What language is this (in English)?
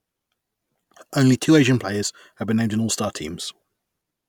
English